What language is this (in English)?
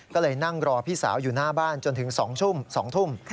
Thai